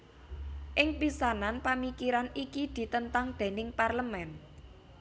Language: Javanese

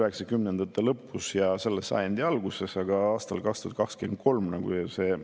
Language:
Estonian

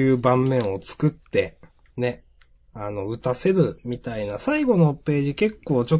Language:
Japanese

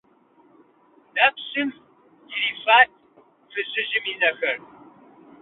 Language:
Kabardian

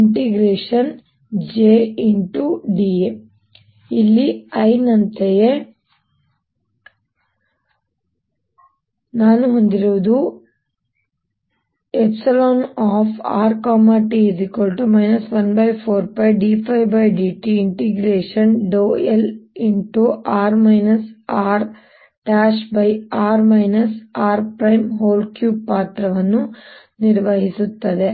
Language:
Kannada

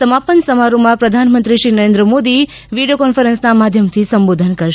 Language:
Gujarati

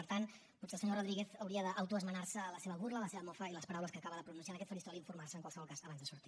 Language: Catalan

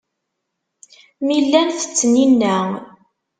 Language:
Kabyle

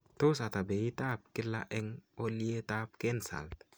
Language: Kalenjin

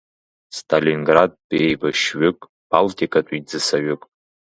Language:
Abkhazian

